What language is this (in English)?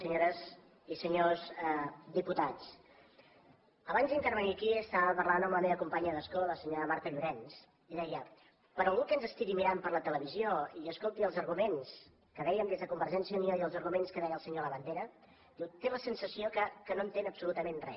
Catalan